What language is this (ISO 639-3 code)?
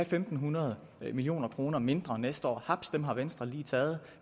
dan